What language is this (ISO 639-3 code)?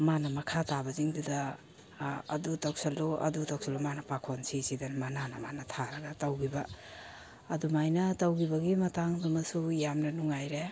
mni